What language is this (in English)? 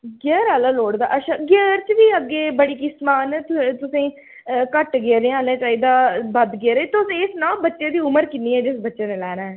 Dogri